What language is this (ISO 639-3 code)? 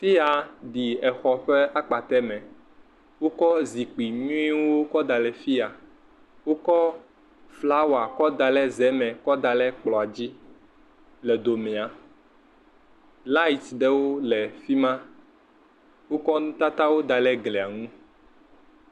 ewe